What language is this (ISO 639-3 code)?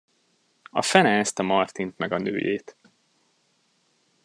hun